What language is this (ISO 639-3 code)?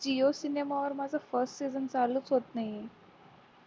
mar